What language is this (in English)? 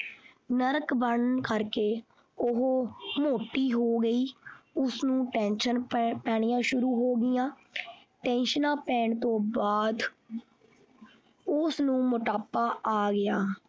Punjabi